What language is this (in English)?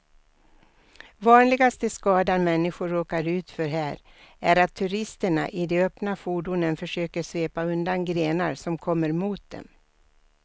Swedish